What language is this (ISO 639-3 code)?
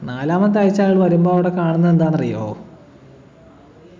mal